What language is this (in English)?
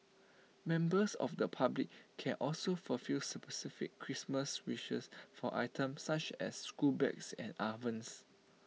English